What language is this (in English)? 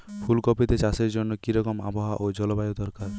Bangla